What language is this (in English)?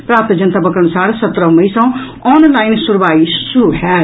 Maithili